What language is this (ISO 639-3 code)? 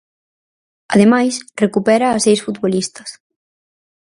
glg